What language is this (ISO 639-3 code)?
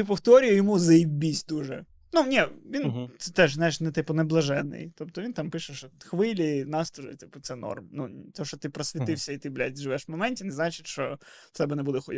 ukr